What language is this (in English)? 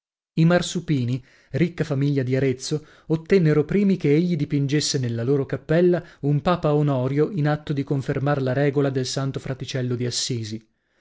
Italian